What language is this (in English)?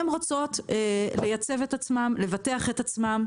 Hebrew